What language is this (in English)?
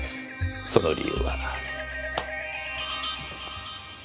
Japanese